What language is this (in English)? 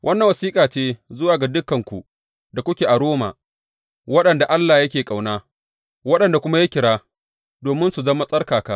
Hausa